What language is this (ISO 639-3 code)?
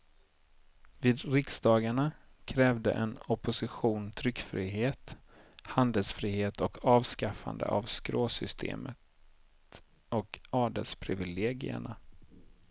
swe